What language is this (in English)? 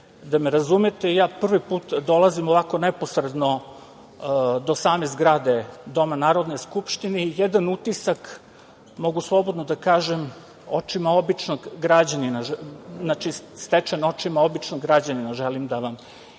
Serbian